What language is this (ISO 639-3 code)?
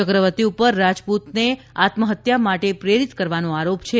guj